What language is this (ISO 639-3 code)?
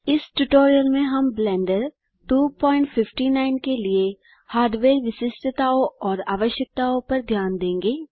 hin